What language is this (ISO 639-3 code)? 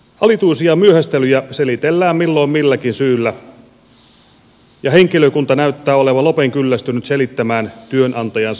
fin